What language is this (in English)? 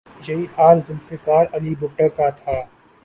Urdu